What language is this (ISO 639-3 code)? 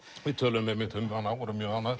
isl